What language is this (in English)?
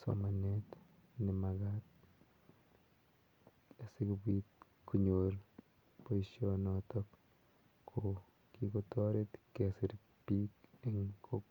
Kalenjin